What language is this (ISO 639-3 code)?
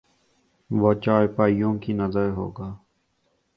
urd